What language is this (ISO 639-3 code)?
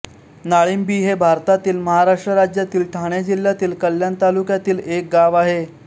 mar